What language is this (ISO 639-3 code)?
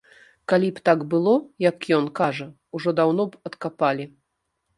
bel